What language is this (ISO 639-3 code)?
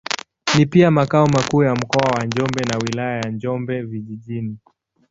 swa